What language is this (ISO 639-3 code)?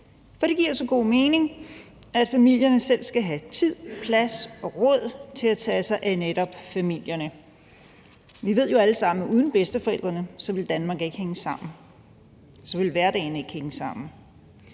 dan